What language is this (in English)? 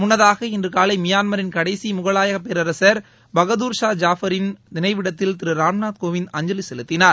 Tamil